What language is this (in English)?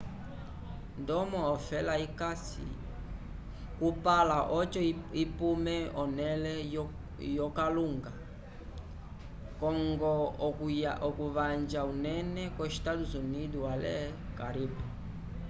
Umbundu